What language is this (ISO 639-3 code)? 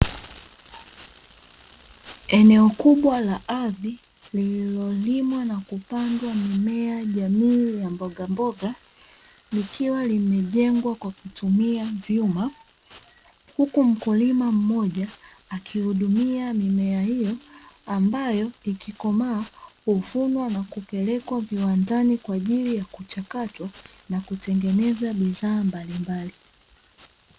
swa